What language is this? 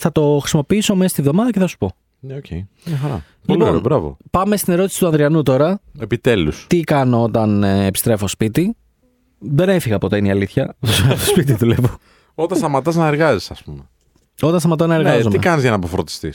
Greek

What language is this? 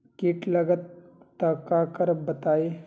Magahi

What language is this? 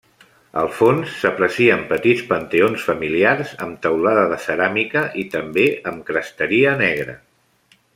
Catalan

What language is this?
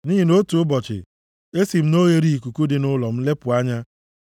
Igbo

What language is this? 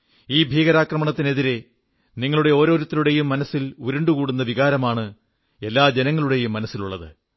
Malayalam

